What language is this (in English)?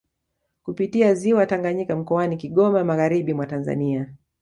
Swahili